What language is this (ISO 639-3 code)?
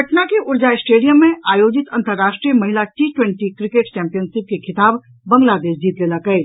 mai